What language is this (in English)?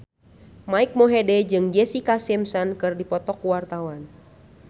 Sundanese